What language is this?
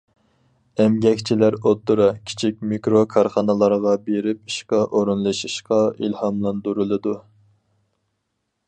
Uyghur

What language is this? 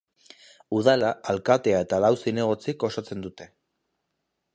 Basque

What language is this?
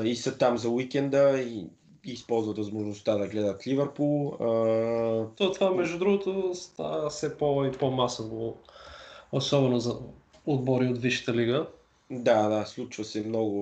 Bulgarian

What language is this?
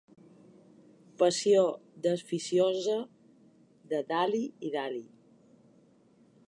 Catalan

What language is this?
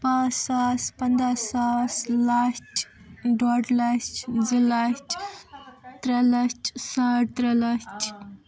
Kashmiri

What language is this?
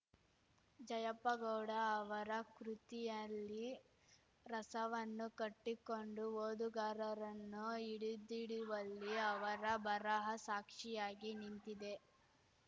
Kannada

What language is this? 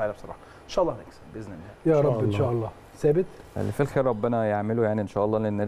Arabic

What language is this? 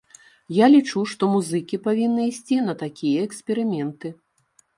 Belarusian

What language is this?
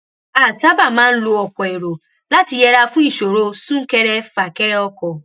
Yoruba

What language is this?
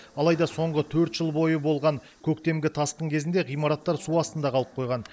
Kazakh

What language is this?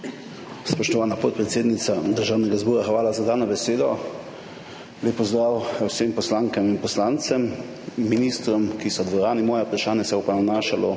Slovenian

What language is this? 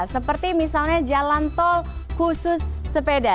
Indonesian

